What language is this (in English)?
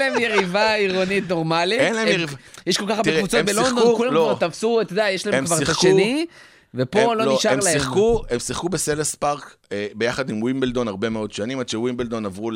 Hebrew